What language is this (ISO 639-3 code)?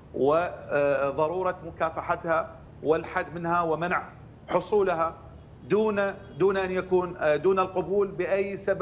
ara